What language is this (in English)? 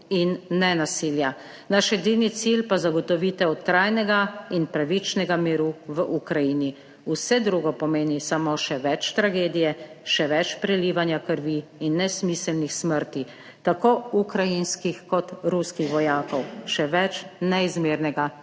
Slovenian